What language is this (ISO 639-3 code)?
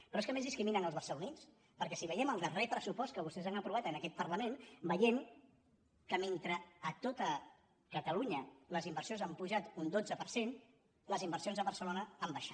cat